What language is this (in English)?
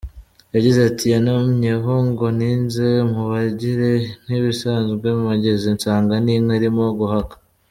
Kinyarwanda